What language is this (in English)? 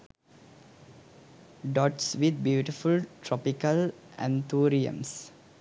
Sinhala